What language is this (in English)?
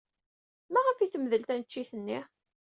Kabyle